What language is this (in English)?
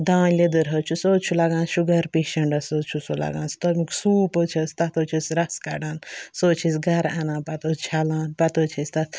Kashmiri